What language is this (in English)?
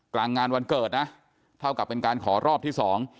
Thai